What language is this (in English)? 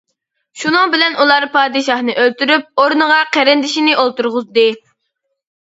Uyghur